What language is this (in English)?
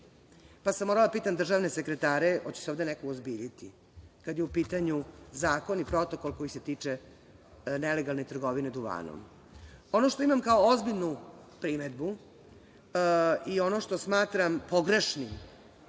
Serbian